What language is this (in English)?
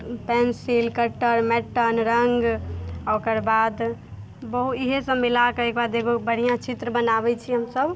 Maithili